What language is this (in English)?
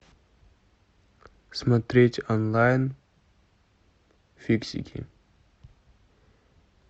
Russian